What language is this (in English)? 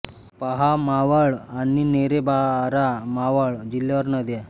Marathi